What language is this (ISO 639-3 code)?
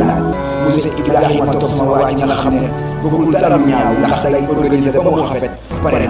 ara